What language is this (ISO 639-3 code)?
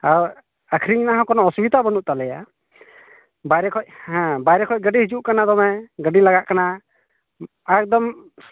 sat